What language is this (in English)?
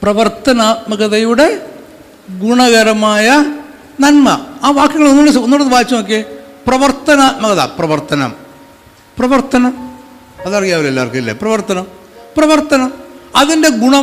Malayalam